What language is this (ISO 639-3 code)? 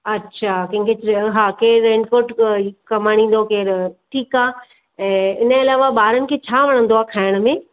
snd